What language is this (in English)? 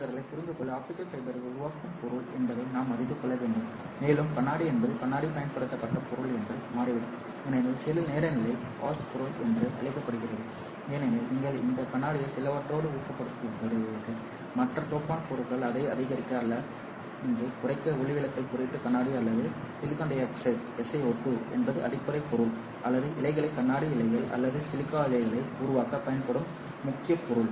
Tamil